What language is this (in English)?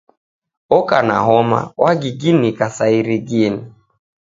Taita